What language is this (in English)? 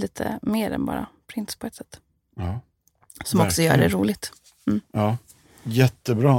Swedish